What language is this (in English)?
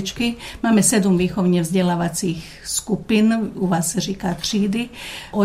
Czech